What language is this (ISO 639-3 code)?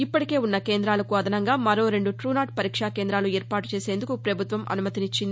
tel